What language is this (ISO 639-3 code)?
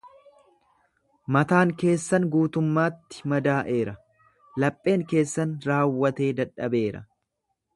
orm